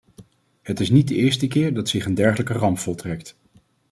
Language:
Dutch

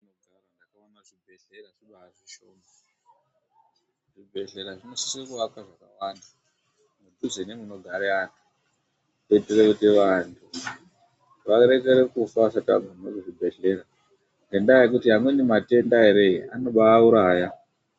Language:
Ndau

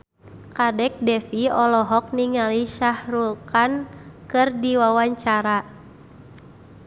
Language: Sundanese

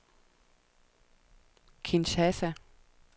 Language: Danish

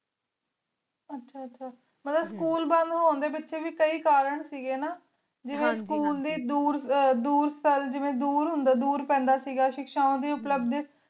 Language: Punjabi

